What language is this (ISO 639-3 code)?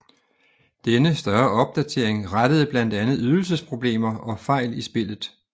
dan